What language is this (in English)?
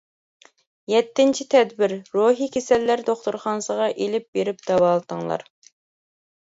Uyghur